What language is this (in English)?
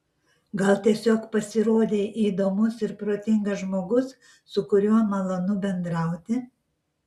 Lithuanian